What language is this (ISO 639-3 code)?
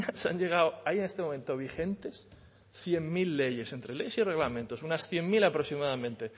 spa